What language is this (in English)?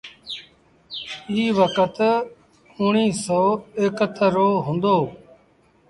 Sindhi Bhil